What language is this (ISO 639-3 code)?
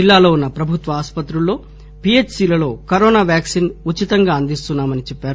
tel